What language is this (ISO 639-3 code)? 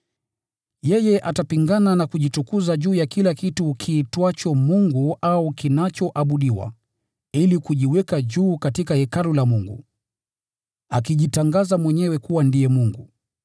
swa